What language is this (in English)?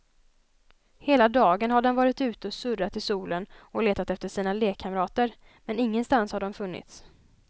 Swedish